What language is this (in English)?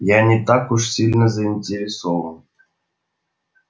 Russian